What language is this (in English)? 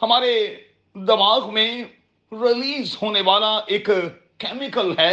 Urdu